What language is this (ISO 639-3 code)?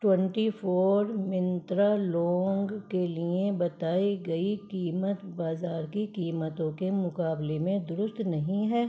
urd